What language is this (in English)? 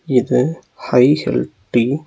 Tamil